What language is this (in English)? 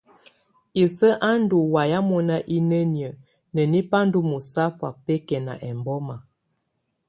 Tunen